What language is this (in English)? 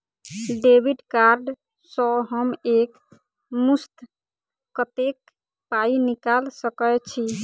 Maithili